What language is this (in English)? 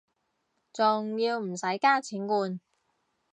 Cantonese